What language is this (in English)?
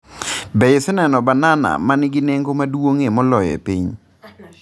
Luo (Kenya and Tanzania)